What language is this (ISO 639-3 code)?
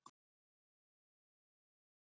isl